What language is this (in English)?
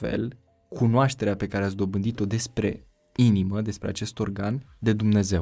Romanian